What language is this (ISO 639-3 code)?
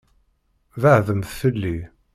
kab